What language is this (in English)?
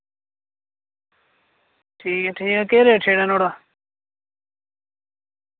Dogri